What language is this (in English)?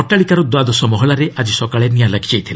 Odia